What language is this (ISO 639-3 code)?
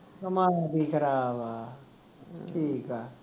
pan